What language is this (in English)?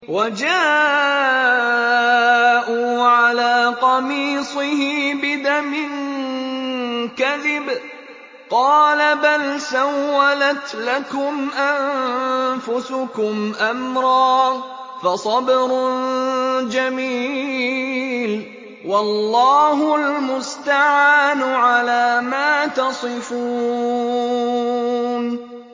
Arabic